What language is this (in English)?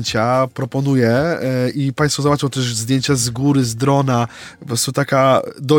Polish